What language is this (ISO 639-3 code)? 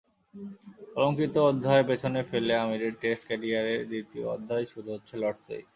ben